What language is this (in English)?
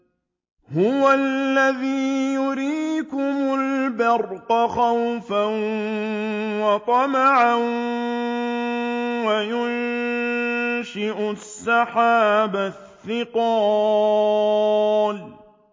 Arabic